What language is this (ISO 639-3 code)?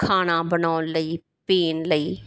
pan